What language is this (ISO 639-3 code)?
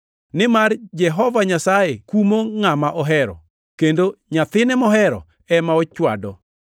luo